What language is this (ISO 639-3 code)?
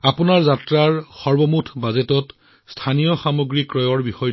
asm